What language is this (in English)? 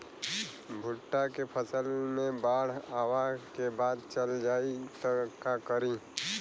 Bhojpuri